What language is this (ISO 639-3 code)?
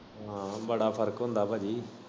pan